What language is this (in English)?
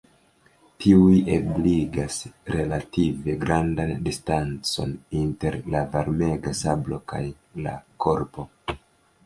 Esperanto